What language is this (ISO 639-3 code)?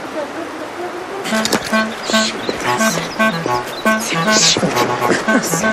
tur